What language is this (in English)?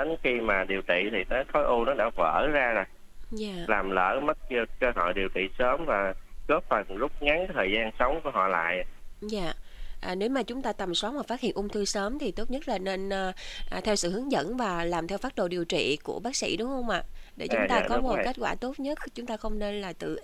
Vietnamese